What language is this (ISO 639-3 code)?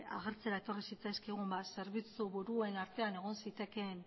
eus